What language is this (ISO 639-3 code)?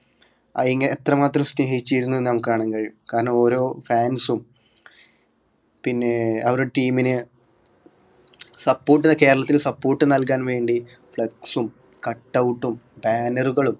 mal